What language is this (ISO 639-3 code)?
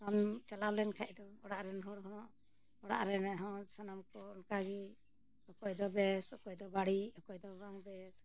sat